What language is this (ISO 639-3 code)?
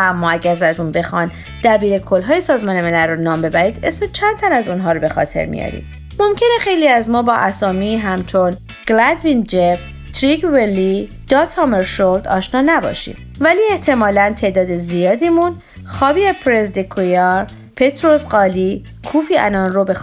fas